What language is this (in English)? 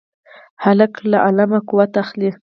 Pashto